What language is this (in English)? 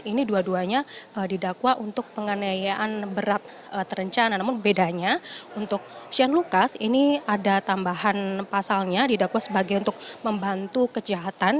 Indonesian